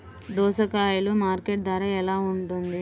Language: Telugu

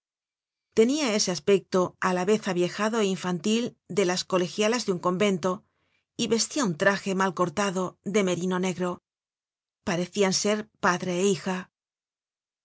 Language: Spanish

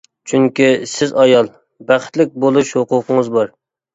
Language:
Uyghur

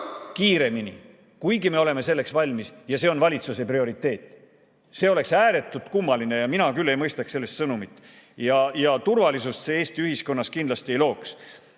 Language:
Estonian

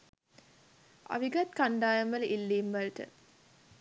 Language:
Sinhala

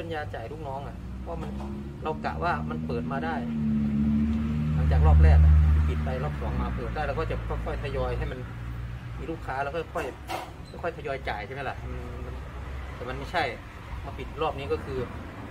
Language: Thai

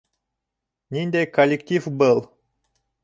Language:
Bashkir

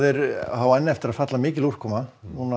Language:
Icelandic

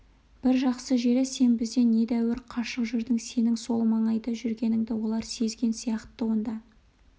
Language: Kazakh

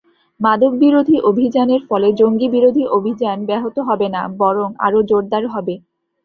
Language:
Bangla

